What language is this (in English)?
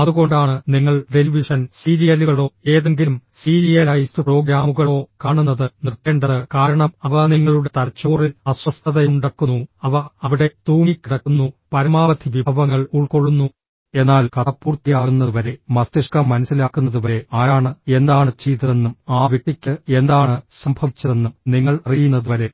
Malayalam